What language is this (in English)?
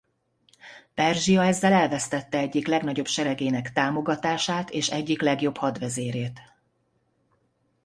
Hungarian